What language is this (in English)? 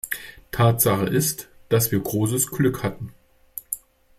German